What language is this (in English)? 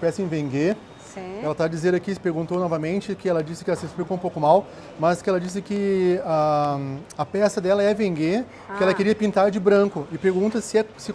Portuguese